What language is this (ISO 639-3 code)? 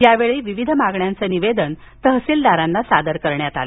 mar